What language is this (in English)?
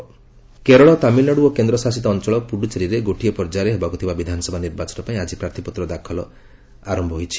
Odia